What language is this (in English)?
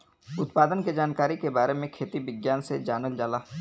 Bhojpuri